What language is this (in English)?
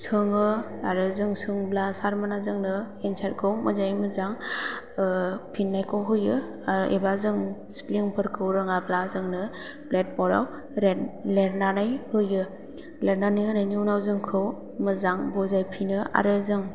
Bodo